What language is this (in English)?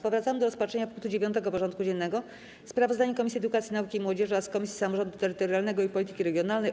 Polish